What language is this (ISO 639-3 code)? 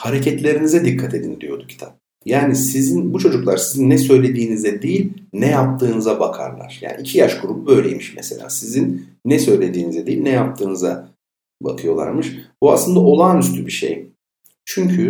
tur